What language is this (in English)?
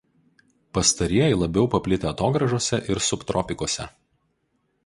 Lithuanian